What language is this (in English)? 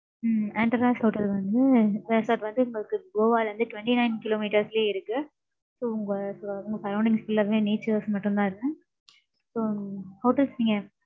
Tamil